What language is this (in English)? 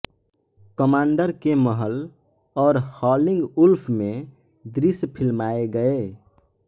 Hindi